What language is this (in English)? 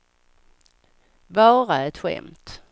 Swedish